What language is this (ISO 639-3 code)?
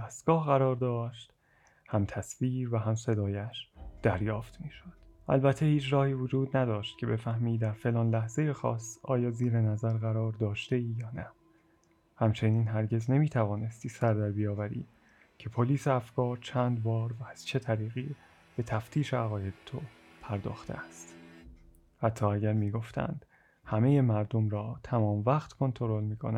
fas